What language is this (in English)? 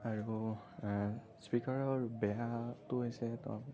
Assamese